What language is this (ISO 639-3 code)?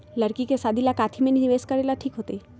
mag